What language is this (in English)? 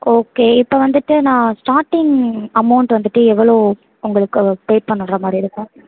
Tamil